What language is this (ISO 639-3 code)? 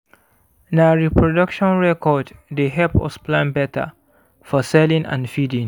pcm